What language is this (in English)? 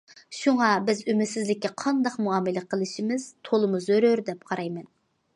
Uyghur